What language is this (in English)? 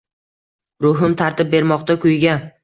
Uzbek